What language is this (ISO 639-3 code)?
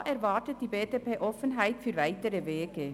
gsw